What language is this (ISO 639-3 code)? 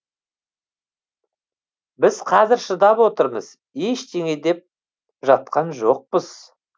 kaz